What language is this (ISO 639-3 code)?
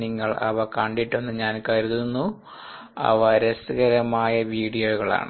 mal